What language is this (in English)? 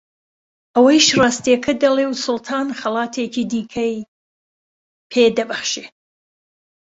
Central Kurdish